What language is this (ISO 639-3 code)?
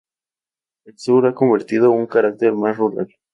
spa